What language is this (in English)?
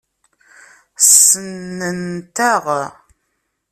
Kabyle